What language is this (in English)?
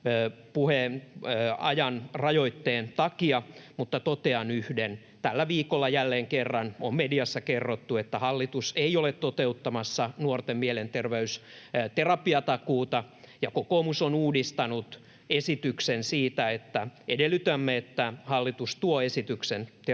Finnish